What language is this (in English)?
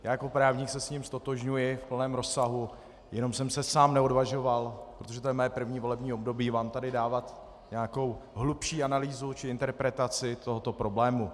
Czech